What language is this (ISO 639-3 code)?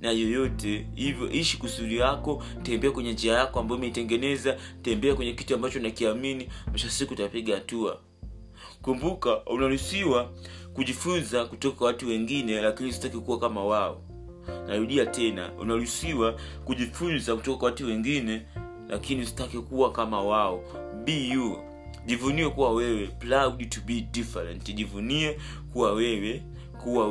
swa